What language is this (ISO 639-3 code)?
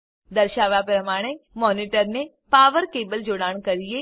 guj